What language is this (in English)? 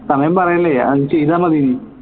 Malayalam